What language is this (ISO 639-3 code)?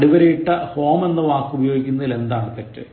mal